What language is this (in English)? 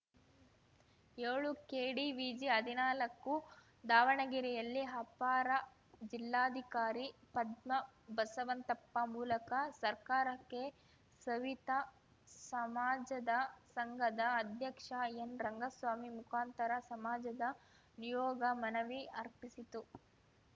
Kannada